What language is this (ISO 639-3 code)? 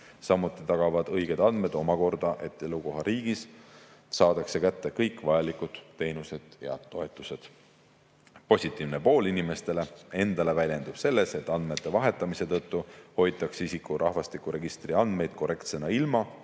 est